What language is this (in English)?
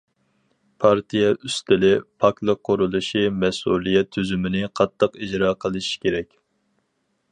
Uyghur